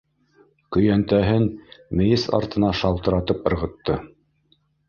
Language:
Bashkir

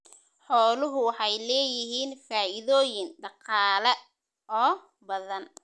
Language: Somali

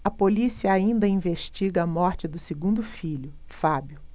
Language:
Portuguese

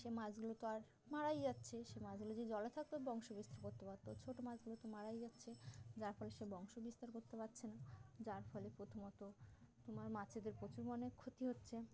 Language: Bangla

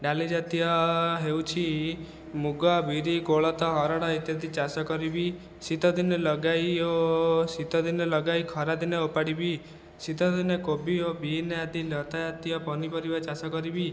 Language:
Odia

